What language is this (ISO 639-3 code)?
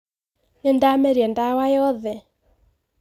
kik